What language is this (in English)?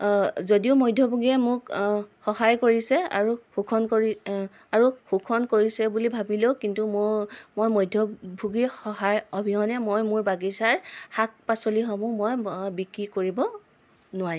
Assamese